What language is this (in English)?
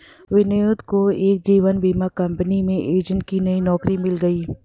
Hindi